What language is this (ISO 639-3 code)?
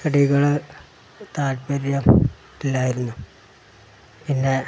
mal